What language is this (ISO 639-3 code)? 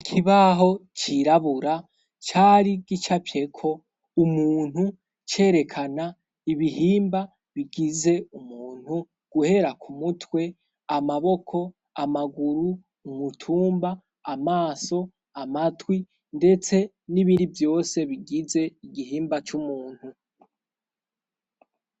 run